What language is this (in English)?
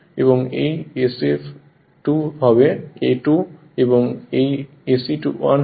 Bangla